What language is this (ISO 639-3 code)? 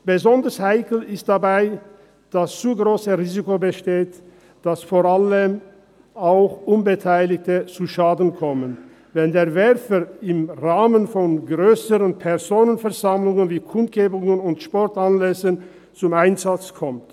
gsw